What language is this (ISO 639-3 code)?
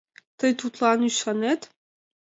chm